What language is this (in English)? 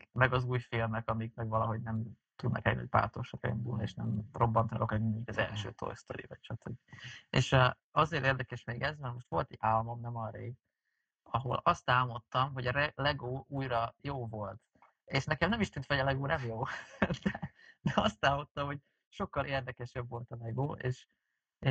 Hungarian